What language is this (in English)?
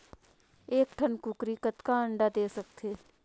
Chhattisgarhi